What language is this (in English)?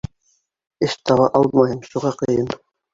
Bashkir